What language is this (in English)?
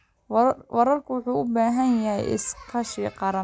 Somali